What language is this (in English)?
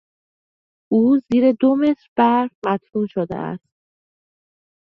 Persian